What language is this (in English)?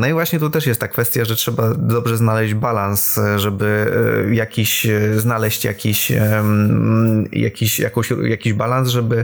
Polish